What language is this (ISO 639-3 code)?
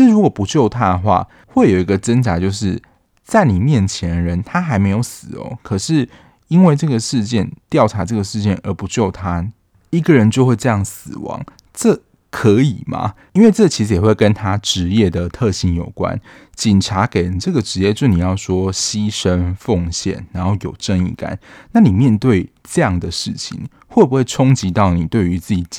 zho